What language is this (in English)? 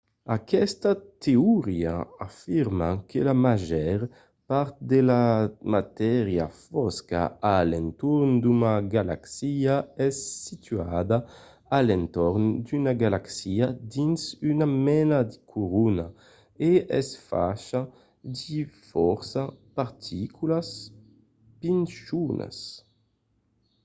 Occitan